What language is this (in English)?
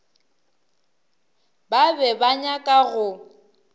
Northern Sotho